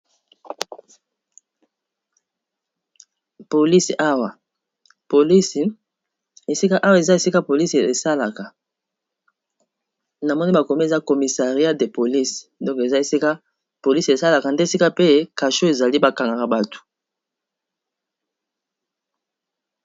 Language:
Lingala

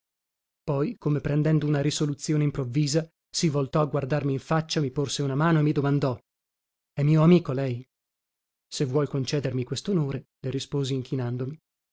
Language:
Italian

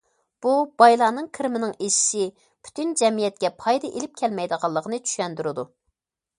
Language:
Uyghur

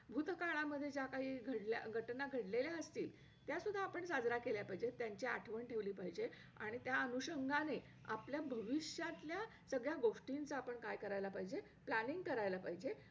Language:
Marathi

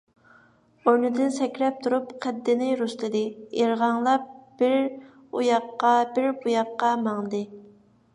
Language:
Uyghur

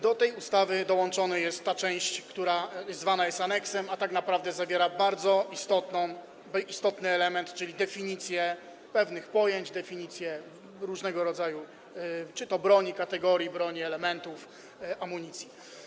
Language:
Polish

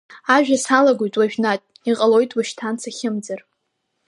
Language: Abkhazian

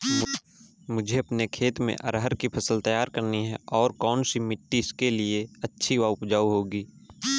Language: Hindi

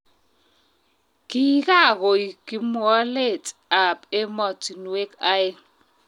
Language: Kalenjin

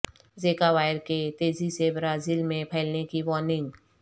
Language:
Urdu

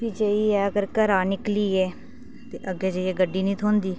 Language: Dogri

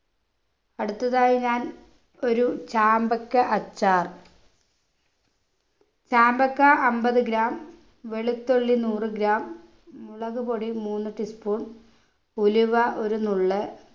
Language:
Malayalam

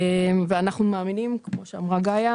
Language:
Hebrew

